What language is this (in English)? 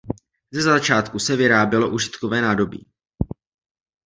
Czech